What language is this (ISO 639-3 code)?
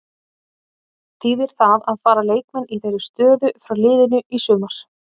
isl